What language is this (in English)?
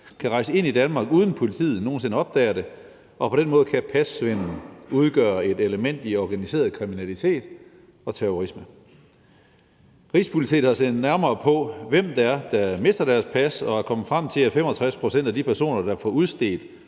Danish